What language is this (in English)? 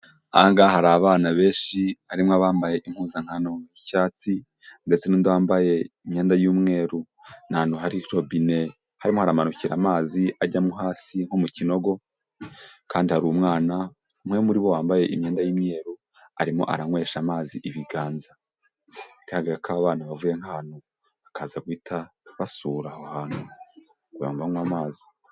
Kinyarwanda